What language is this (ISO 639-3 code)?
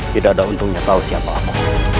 ind